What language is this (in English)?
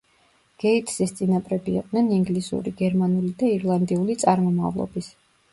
Georgian